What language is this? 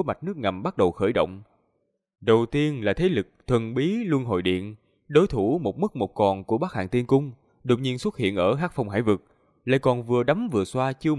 Vietnamese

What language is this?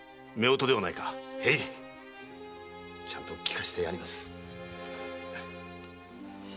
Japanese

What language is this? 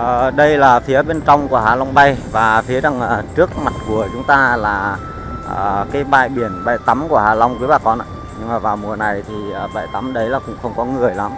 Vietnamese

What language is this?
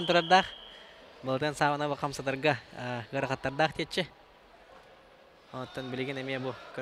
Turkish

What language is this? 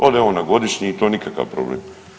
Croatian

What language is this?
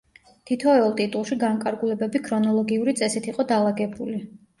Georgian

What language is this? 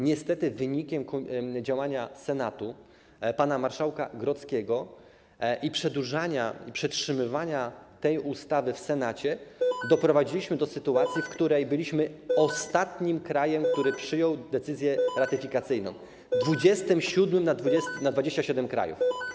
Polish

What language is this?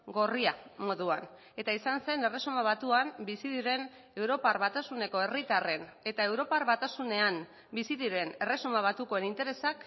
Basque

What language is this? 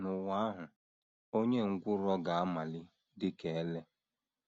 Igbo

